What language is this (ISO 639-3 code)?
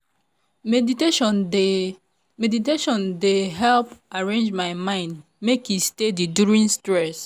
pcm